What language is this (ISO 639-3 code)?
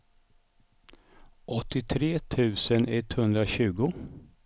swe